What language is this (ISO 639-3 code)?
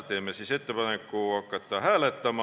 est